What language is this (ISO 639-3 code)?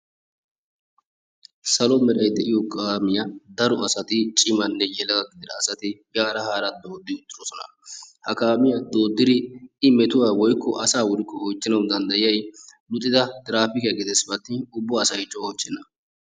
wal